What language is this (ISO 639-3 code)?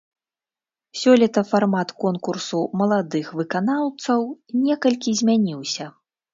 bel